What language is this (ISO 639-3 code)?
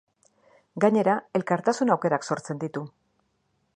eus